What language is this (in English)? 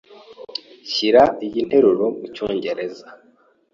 Kinyarwanda